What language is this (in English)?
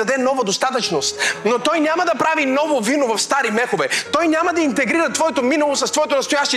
Bulgarian